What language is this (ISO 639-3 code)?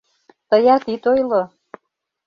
chm